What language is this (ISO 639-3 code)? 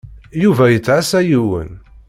kab